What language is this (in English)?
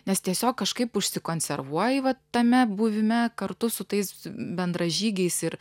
Lithuanian